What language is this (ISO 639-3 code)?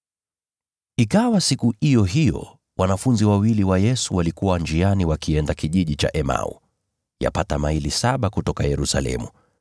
swa